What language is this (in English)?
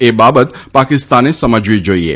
Gujarati